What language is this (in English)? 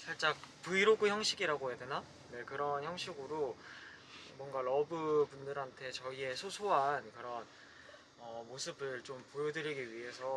Korean